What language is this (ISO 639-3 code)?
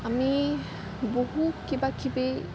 asm